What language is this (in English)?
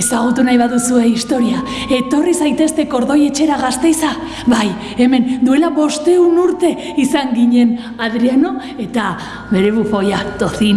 Basque